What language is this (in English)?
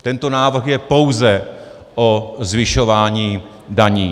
Czech